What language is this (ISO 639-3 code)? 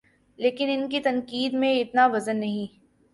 urd